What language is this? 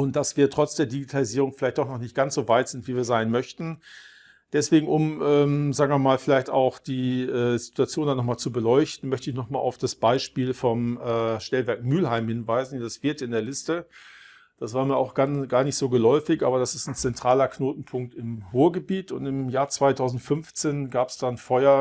German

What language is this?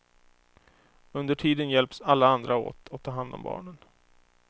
Swedish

